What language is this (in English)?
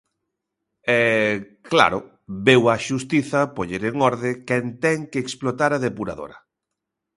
Galician